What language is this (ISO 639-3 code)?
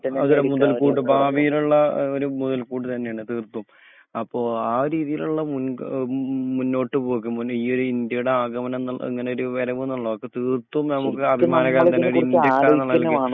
mal